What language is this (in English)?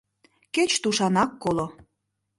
Mari